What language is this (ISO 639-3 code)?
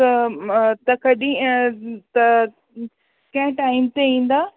snd